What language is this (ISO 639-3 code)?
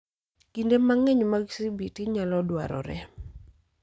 luo